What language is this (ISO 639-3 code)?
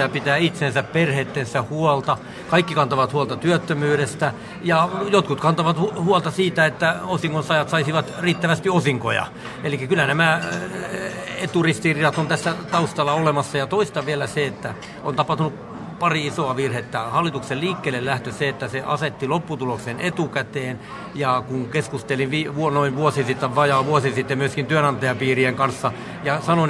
fin